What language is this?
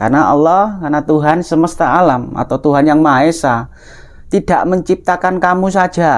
Indonesian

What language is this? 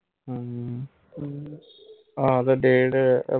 Punjabi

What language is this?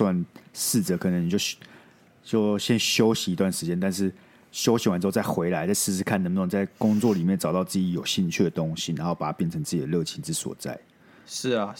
Chinese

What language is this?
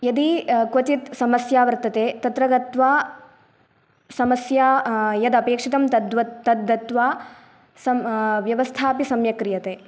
Sanskrit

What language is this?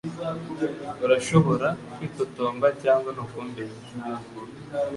Kinyarwanda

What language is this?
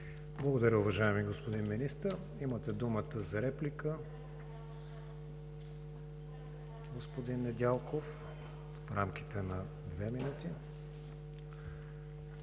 Bulgarian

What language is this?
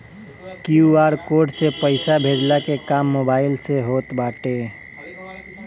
Bhojpuri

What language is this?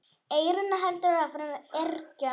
Icelandic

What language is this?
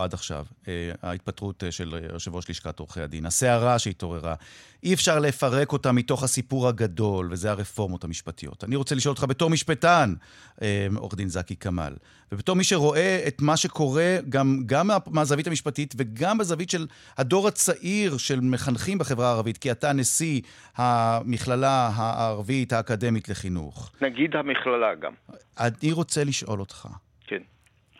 Hebrew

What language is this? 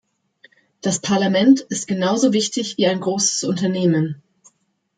German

